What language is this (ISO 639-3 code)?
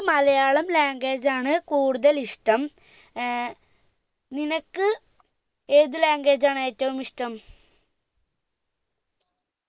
mal